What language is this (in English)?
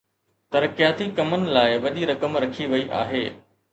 Sindhi